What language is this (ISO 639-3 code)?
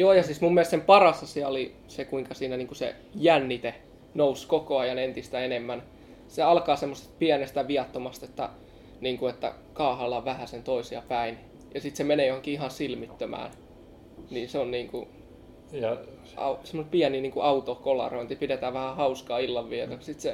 fin